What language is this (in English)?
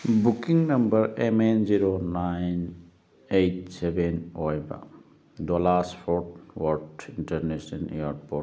Manipuri